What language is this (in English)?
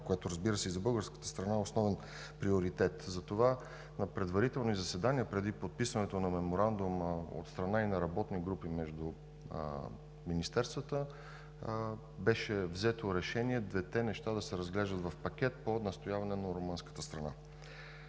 Bulgarian